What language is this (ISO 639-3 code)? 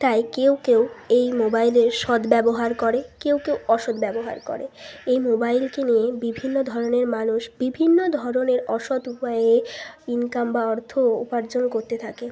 ben